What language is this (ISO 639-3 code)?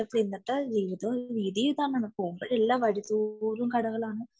mal